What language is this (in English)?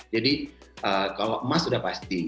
Indonesian